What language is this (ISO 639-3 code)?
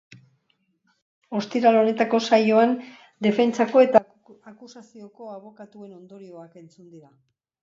eus